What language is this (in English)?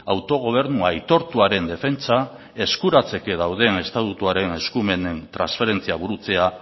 Basque